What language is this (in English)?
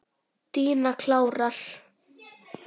Icelandic